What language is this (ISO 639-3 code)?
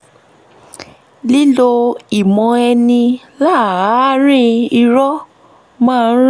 yor